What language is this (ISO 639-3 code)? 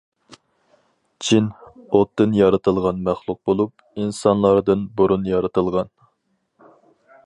uig